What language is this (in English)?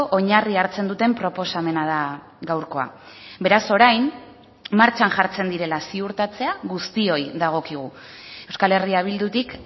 Basque